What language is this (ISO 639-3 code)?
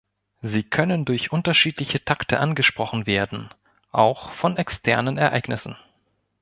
deu